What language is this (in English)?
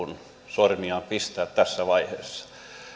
Finnish